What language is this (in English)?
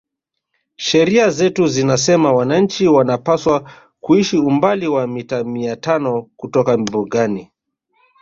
Swahili